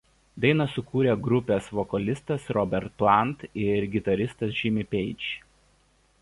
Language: Lithuanian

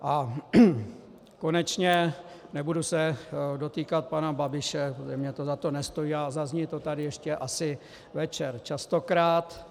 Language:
Czech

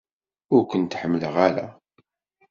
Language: Kabyle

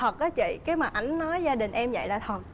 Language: Vietnamese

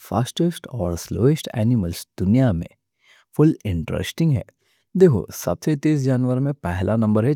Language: Deccan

